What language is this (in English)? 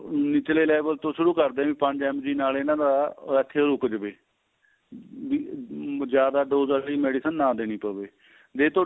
Punjabi